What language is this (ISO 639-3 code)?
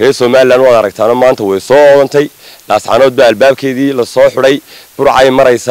ara